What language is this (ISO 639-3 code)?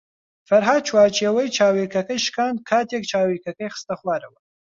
ckb